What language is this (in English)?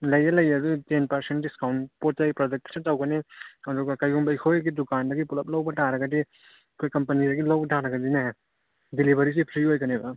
Manipuri